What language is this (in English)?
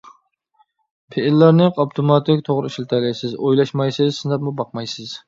Uyghur